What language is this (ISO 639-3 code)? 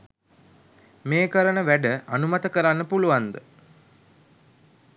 sin